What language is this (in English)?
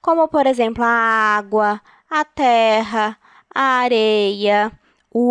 Portuguese